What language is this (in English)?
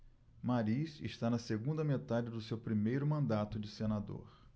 Portuguese